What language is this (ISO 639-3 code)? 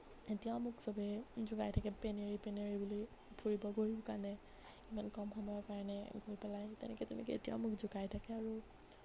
asm